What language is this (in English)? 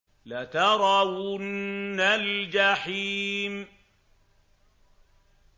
Arabic